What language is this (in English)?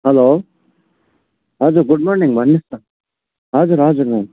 Nepali